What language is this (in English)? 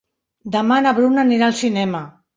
Catalan